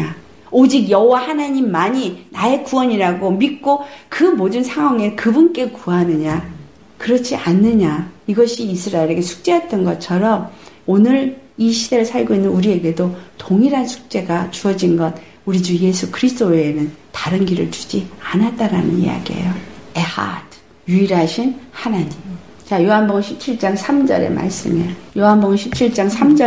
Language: Korean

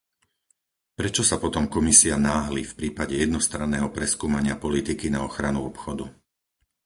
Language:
Slovak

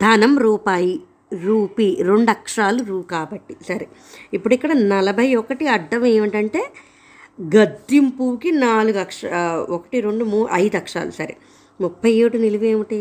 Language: Telugu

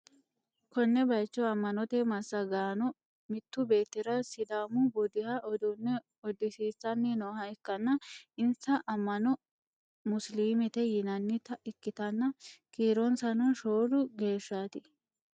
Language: Sidamo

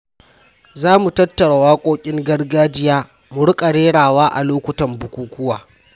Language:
Hausa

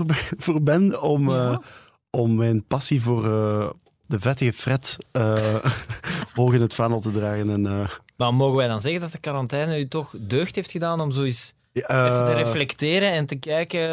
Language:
Dutch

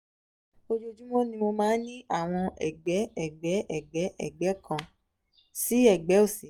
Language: Yoruba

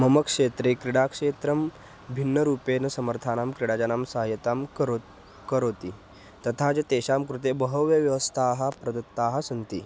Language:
Sanskrit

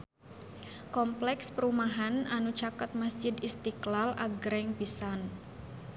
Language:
Sundanese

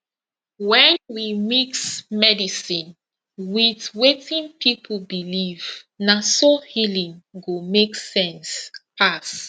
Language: Nigerian Pidgin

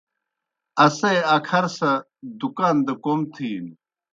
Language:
Kohistani Shina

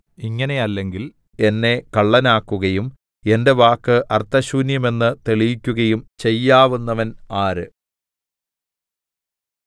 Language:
Malayalam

